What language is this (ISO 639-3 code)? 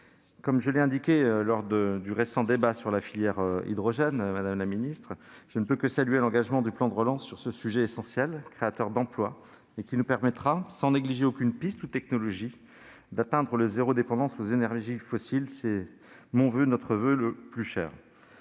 fra